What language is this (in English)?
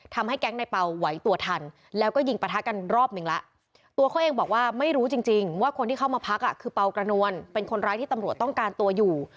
Thai